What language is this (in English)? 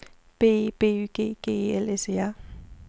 Danish